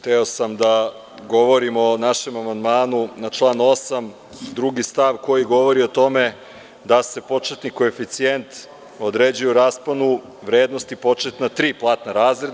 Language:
Serbian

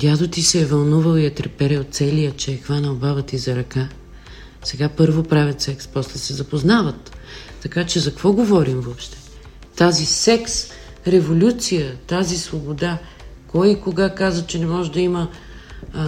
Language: Bulgarian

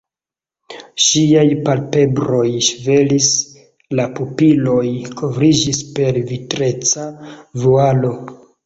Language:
Esperanto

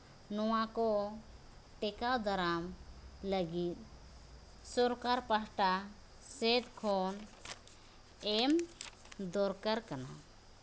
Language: Santali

